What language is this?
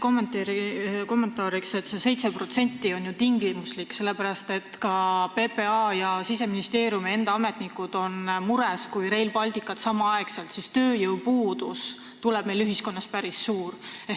Estonian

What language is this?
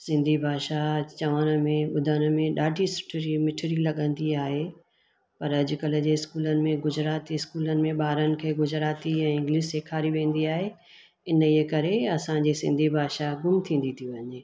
Sindhi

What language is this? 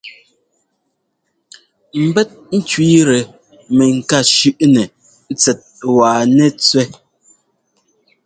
Ngomba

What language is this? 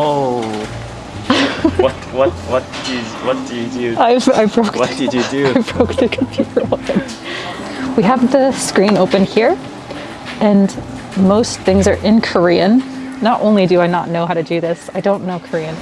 English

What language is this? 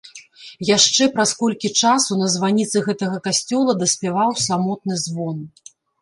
Belarusian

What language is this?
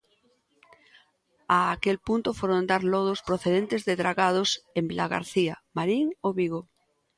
Galician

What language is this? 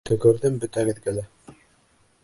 Bashkir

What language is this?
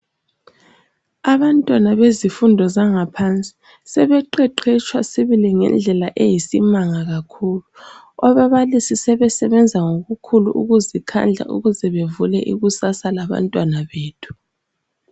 North Ndebele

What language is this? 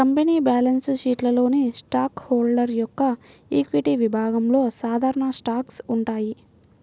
Telugu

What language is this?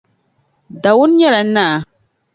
Dagbani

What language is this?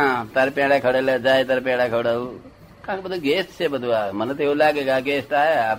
Gujarati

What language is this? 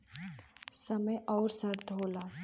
Bhojpuri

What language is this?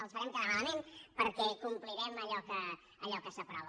Catalan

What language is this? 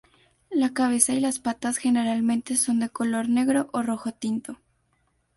Spanish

